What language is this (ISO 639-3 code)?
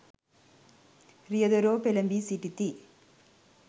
sin